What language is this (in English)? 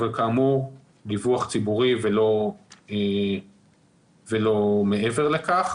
Hebrew